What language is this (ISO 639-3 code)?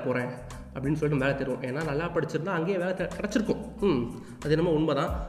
tam